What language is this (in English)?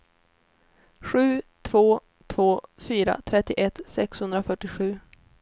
Swedish